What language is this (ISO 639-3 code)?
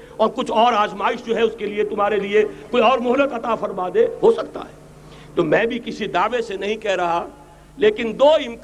urd